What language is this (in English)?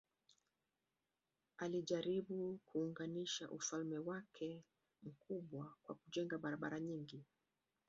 Swahili